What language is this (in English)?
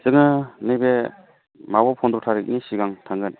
Bodo